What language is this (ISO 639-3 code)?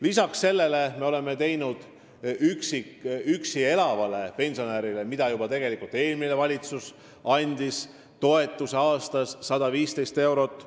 est